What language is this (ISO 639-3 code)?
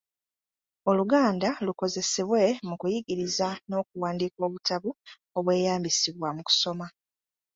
lug